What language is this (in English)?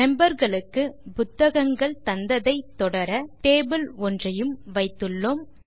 Tamil